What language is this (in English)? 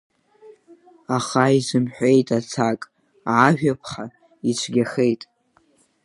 Abkhazian